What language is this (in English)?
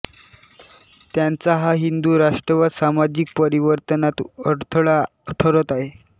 Marathi